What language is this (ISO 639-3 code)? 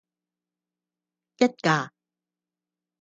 yue